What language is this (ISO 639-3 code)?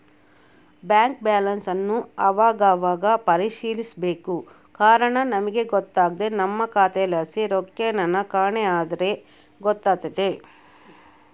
kan